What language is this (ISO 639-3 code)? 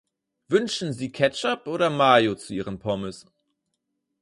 deu